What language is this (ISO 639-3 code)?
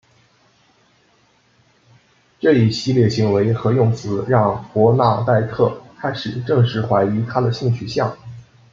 zho